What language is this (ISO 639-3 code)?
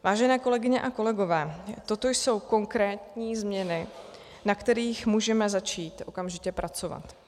ces